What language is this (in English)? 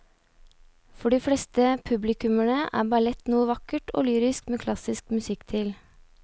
Norwegian